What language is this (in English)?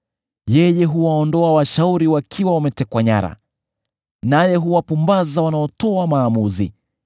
Swahili